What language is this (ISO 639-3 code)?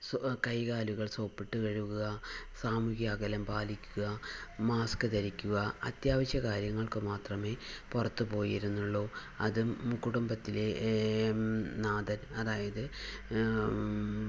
mal